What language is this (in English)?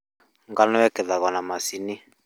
Kikuyu